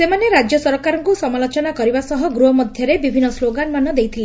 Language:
Odia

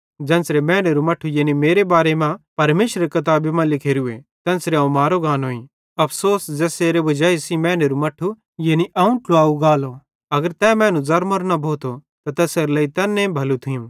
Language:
Bhadrawahi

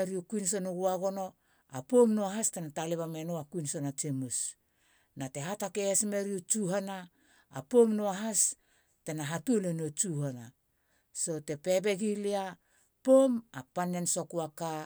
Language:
Halia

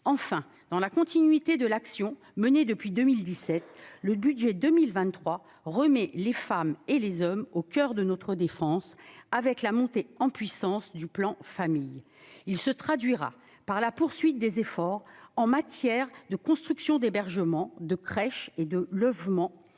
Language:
French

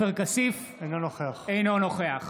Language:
Hebrew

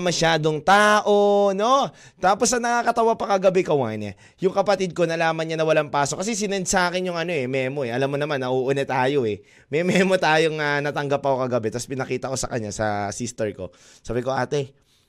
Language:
Filipino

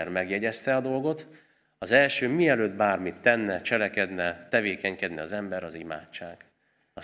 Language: Hungarian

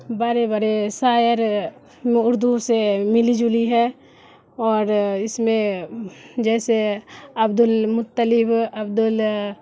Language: Urdu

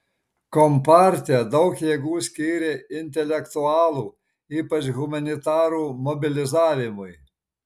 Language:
Lithuanian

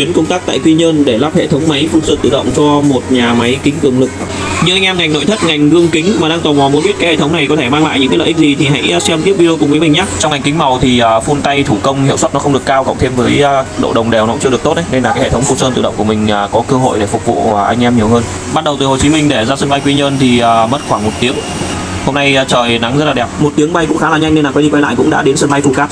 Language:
Vietnamese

